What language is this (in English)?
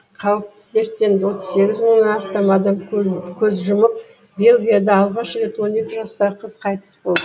Kazakh